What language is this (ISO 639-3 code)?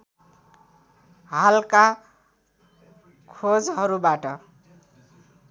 nep